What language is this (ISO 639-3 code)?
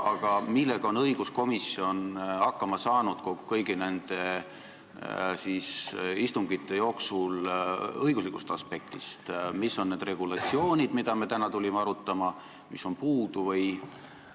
est